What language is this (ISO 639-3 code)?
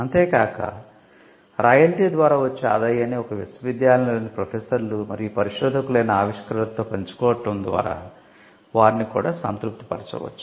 tel